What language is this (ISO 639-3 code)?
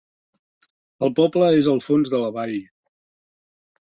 cat